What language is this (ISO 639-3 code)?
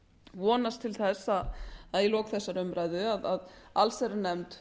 isl